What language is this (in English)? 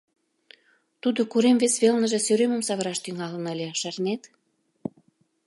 Mari